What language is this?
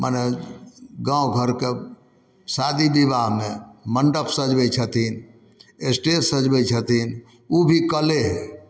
Maithili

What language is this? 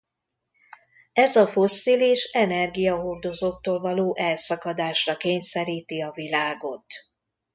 Hungarian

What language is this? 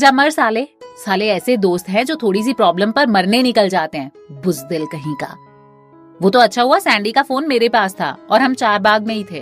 Hindi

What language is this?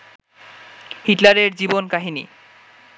Bangla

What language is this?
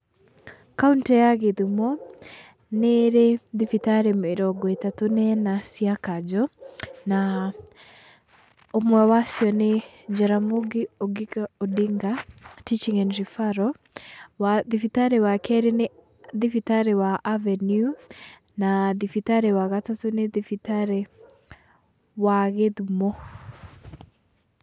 Kikuyu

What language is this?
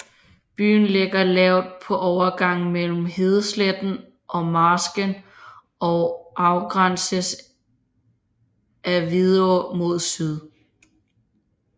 Danish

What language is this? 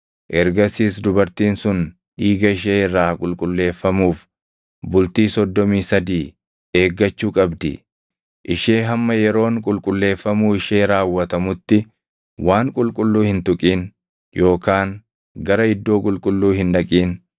Oromo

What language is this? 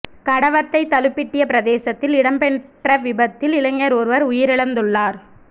Tamil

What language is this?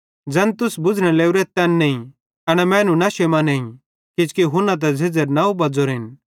Bhadrawahi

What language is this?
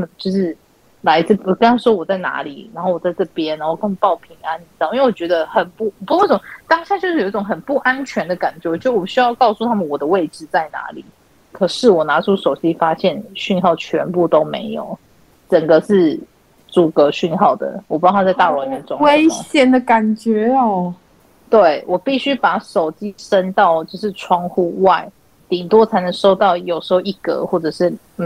Chinese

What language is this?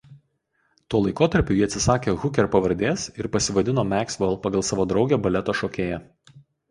Lithuanian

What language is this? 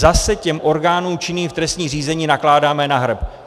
Czech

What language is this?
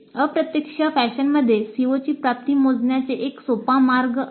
Marathi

